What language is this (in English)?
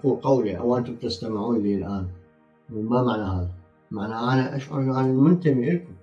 Arabic